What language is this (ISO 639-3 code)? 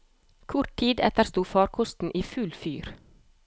nor